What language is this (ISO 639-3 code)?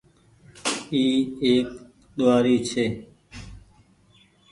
gig